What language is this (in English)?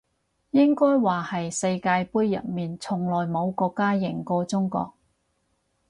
Cantonese